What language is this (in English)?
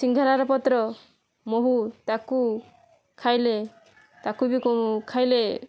Odia